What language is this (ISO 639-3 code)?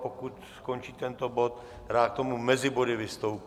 ces